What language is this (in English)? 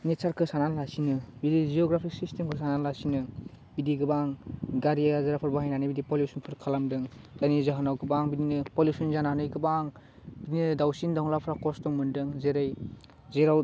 Bodo